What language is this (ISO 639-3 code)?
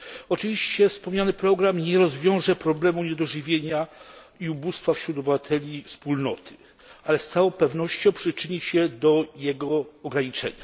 pol